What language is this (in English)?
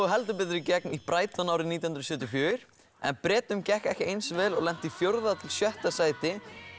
Icelandic